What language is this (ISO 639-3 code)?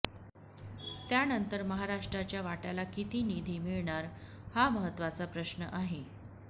mar